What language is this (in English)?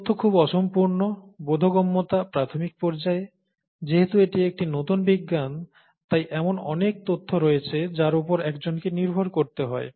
Bangla